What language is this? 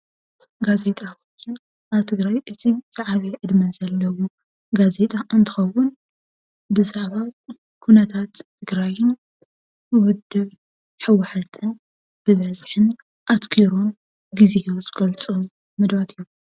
Tigrinya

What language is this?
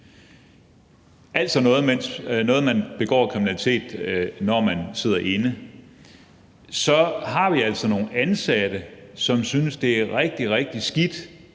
Danish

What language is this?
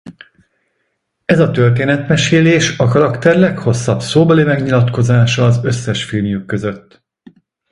Hungarian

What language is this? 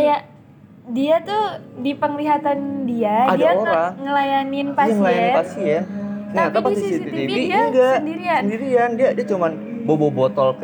Indonesian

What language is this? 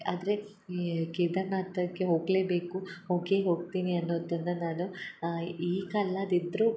Kannada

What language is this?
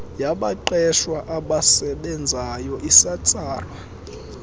Xhosa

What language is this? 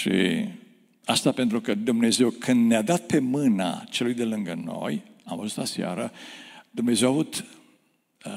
Romanian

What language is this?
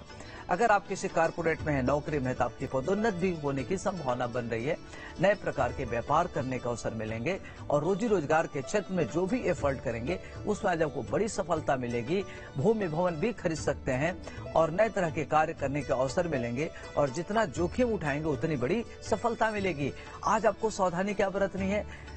Hindi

